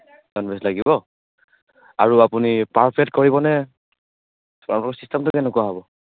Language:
Assamese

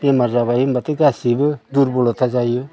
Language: Bodo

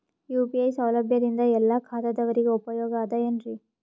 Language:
Kannada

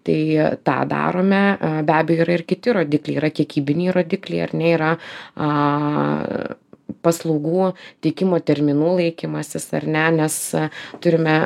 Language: Lithuanian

